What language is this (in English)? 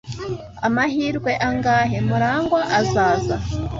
Kinyarwanda